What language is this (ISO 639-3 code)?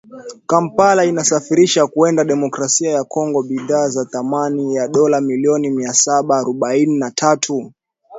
swa